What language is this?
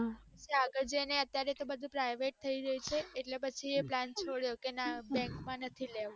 Gujarati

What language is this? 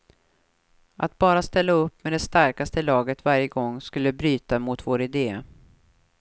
Swedish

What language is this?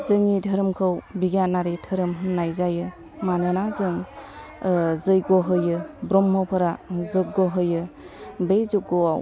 Bodo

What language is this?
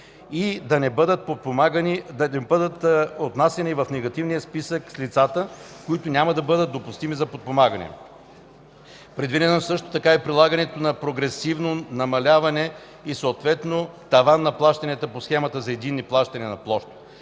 Bulgarian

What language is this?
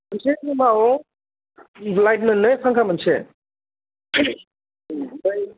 Bodo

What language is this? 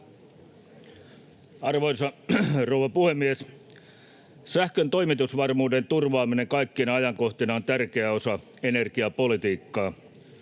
Finnish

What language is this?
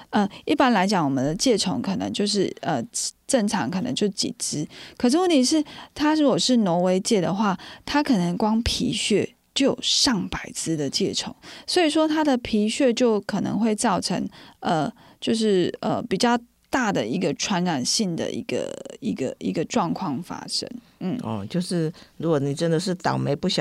Chinese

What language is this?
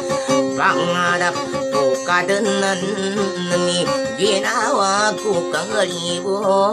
Indonesian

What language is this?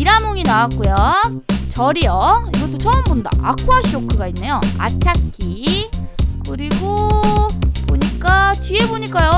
Korean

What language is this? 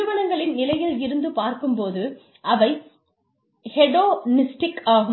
Tamil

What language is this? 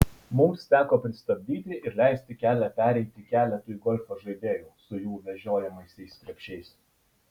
Lithuanian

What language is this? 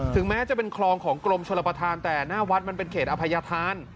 Thai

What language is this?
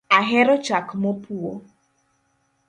Luo (Kenya and Tanzania)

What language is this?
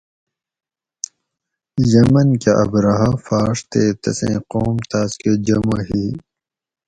Gawri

